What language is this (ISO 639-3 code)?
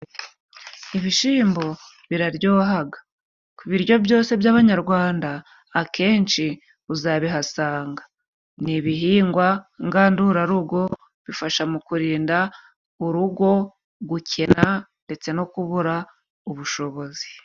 kin